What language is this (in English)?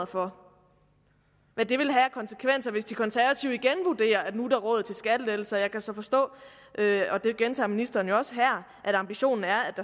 Danish